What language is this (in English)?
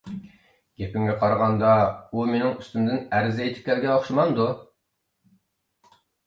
Uyghur